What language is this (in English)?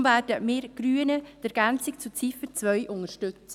Swiss German